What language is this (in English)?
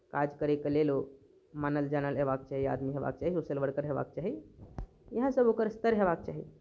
Maithili